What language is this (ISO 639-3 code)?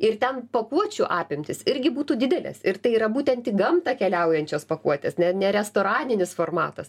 lit